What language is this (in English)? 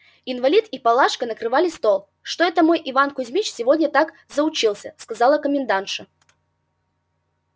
Russian